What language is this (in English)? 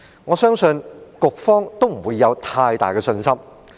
Cantonese